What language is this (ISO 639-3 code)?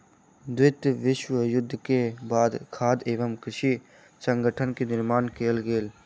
mai